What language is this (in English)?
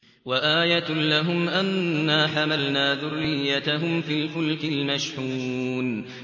Arabic